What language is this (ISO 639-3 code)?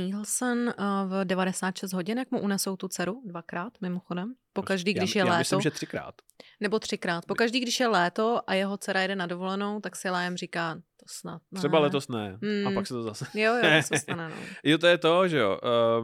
ces